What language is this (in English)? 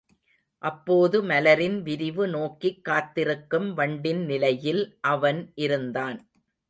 Tamil